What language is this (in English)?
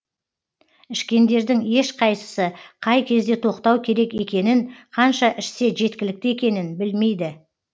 Kazakh